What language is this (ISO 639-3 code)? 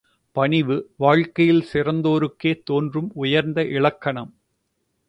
tam